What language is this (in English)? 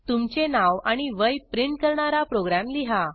Marathi